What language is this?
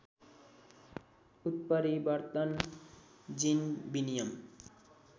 Nepali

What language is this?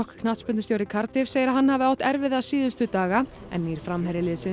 Icelandic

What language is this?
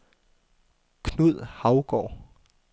Danish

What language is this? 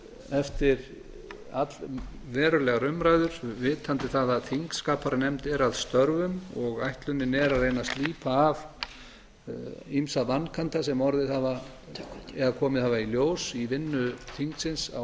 Icelandic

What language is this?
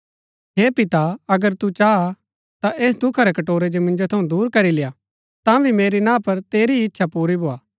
Gaddi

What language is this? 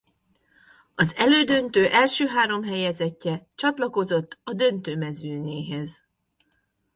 Hungarian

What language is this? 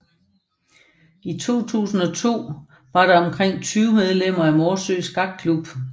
Danish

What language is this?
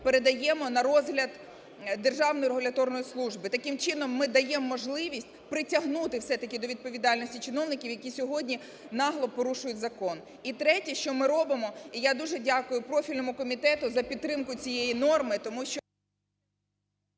Ukrainian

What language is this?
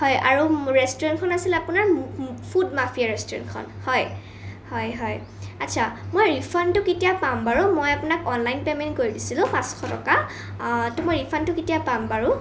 Assamese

